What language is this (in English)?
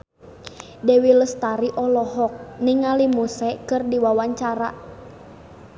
Sundanese